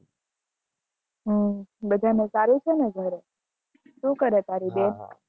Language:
Gujarati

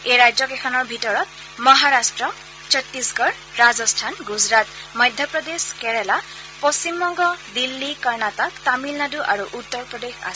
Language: Assamese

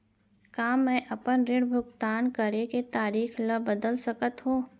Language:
Chhattisgarhi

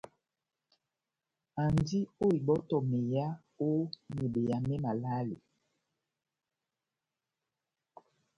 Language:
Batanga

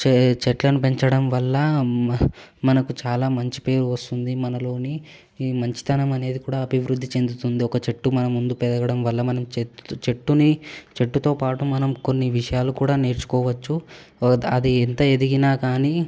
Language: Telugu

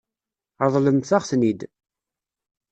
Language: Kabyle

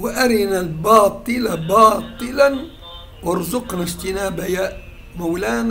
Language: Arabic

